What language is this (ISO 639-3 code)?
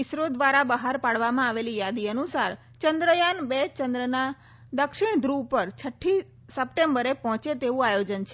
guj